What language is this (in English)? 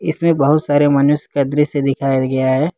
Hindi